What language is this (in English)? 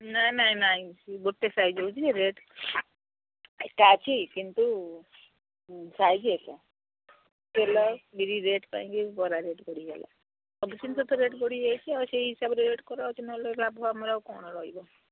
Odia